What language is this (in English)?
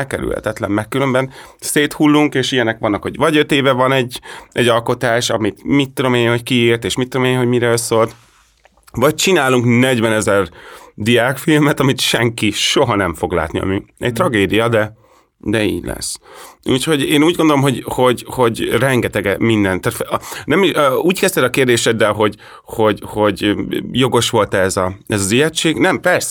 Hungarian